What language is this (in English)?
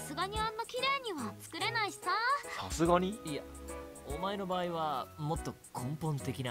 Japanese